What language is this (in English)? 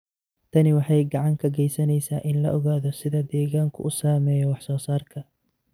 Somali